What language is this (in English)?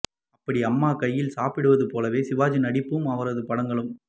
Tamil